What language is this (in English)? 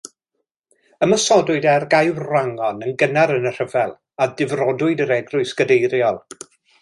Welsh